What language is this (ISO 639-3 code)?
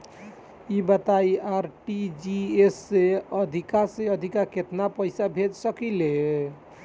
bho